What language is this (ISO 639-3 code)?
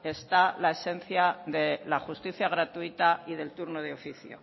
spa